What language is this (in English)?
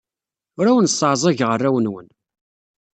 Kabyle